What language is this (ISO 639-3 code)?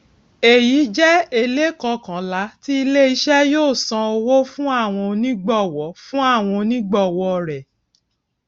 yor